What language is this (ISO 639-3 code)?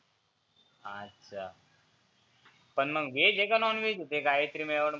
mar